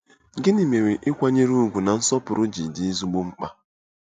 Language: Igbo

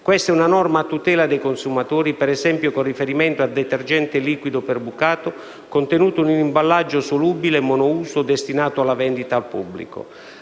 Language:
Italian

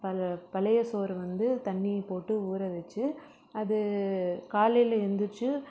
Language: Tamil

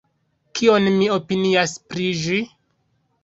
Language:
Esperanto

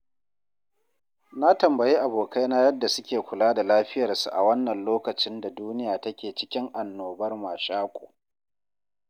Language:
Hausa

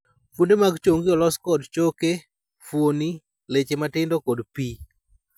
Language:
Luo (Kenya and Tanzania)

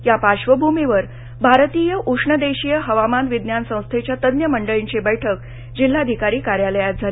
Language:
Marathi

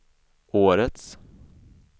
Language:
Swedish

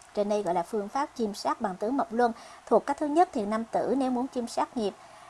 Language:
Vietnamese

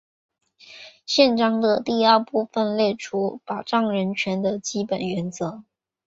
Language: Chinese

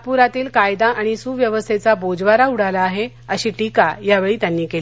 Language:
Marathi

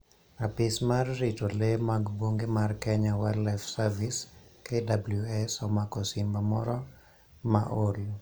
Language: Luo (Kenya and Tanzania)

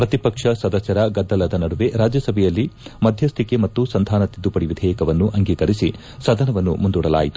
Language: Kannada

